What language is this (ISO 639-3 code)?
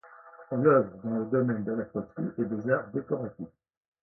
fra